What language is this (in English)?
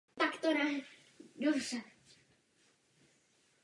Czech